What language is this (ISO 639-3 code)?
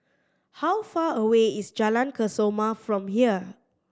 eng